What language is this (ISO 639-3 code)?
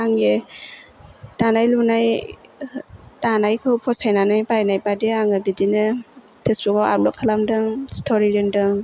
brx